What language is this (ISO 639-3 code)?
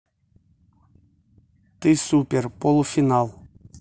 rus